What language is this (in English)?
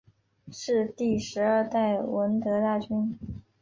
Chinese